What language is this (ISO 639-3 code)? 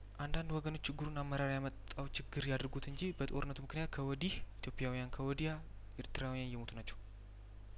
amh